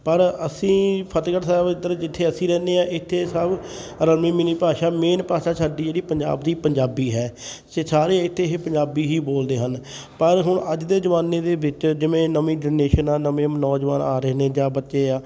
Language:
Punjabi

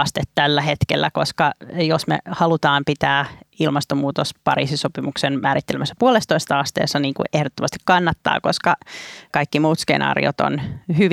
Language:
Finnish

